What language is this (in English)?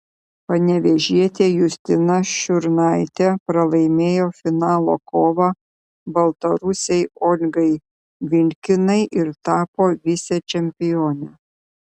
Lithuanian